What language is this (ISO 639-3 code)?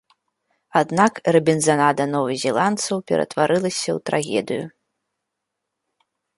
bel